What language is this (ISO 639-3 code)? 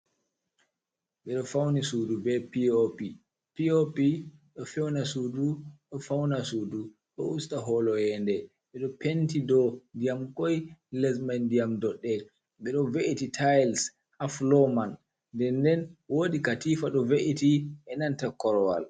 ful